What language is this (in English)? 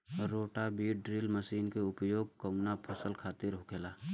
Bhojpuri